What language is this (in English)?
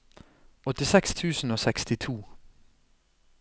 Norwegian